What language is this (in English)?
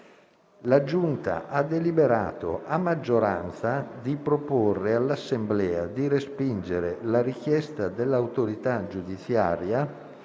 Italian